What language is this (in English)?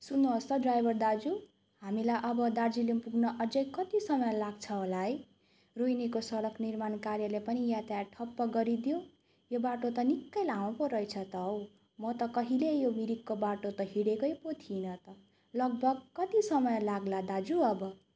Nepali